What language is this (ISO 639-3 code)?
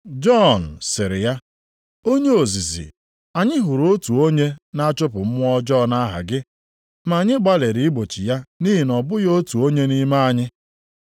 ibo